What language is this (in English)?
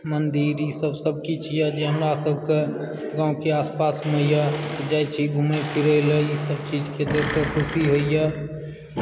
Maithili